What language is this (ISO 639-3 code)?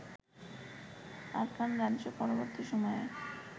ben